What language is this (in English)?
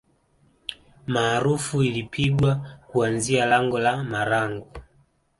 Swahili